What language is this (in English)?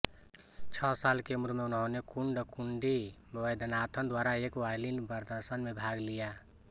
Hindi